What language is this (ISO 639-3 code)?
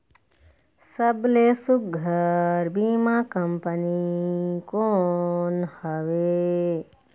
hne